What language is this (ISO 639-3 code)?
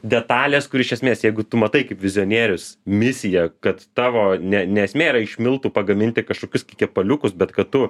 lit